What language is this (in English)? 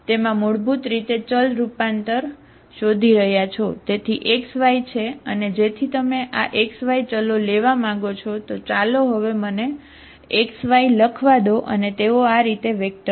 Gujarati